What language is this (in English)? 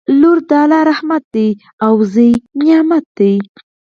Pashto